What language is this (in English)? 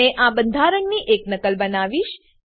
Gujarati